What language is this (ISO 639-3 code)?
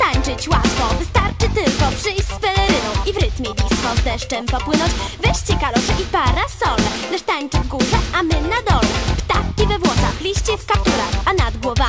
kor